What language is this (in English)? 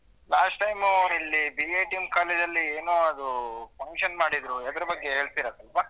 Kannada